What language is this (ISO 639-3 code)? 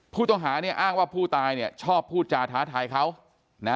tha